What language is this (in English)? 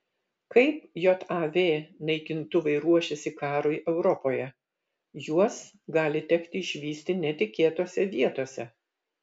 Lithuanian